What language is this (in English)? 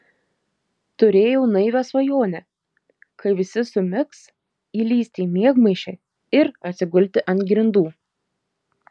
Lithuanian